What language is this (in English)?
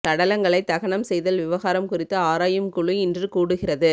Tamil